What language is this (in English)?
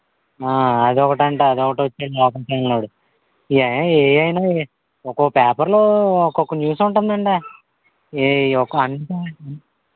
Telugu